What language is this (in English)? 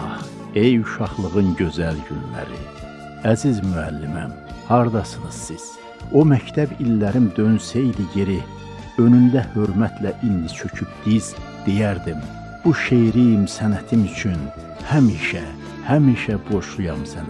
Turkish